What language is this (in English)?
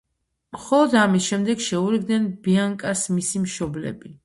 Georgian